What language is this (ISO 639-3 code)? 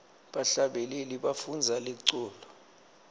ssw